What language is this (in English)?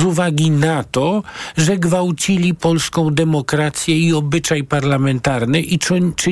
Polish